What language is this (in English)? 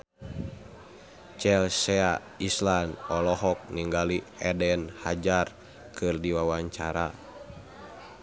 Sundanese